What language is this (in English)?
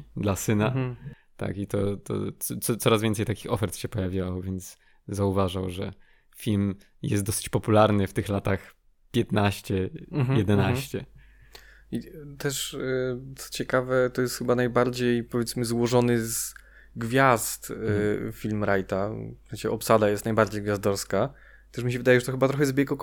Polish